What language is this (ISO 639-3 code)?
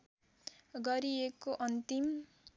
nep